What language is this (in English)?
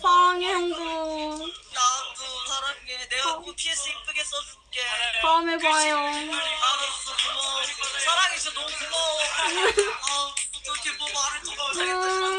Korean